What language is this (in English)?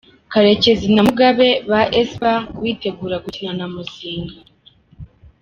Kinyarwanda